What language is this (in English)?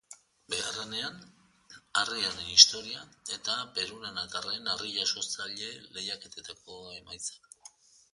Basque